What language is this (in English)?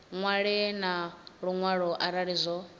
Venda